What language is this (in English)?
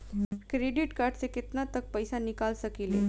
Bhojpuri